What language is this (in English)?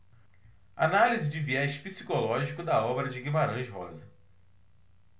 Portuguese